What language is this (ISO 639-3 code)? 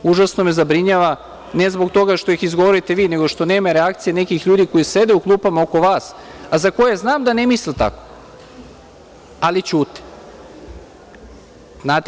srp